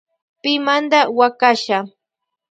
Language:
Loja Highland Quichua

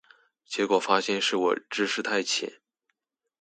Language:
Chinese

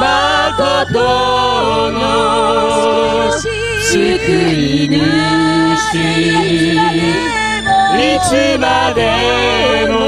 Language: Korean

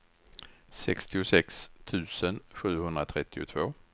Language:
Swedish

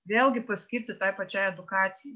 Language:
Lithuanian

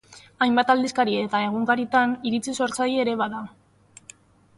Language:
Basque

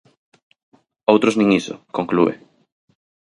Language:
Galician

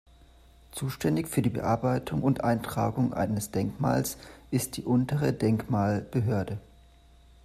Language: German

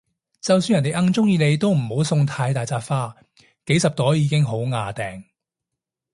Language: Cantonese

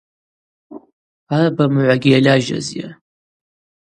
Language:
Abaza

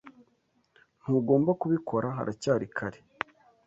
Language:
Kinyarwanda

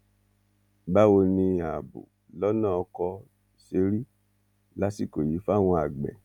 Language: Yoruba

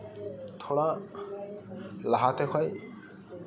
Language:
Santali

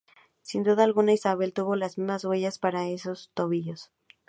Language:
Spanish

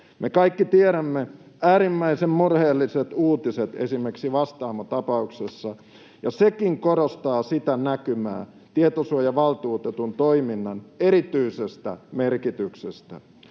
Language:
Finnish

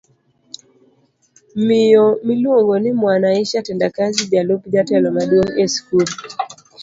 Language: Luo (Kenya and Tanzania)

